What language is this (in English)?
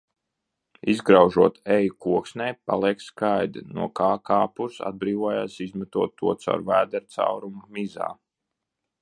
Latvian